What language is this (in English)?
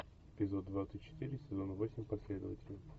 Russian